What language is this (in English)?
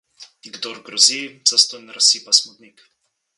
Slovenian